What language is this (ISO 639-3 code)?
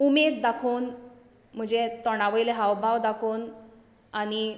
kok